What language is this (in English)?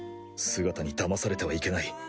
Japanese